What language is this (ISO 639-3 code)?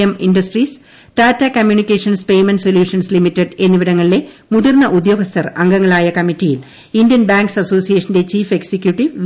mal